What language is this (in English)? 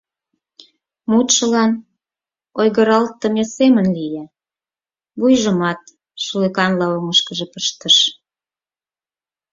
Mari